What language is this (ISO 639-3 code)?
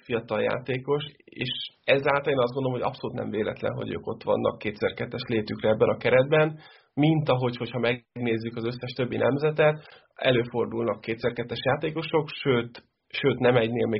hun